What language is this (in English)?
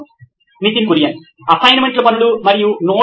Telugu